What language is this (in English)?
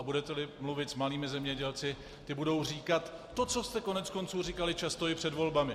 Czech